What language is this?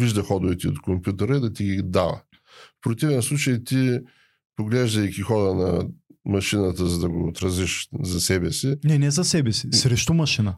Bulgarian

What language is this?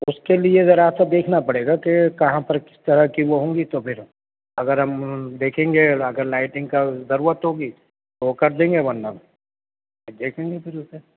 Urdu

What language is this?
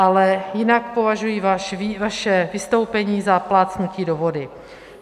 Czech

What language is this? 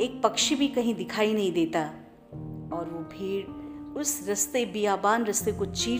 Hindi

